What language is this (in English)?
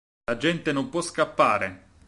Italian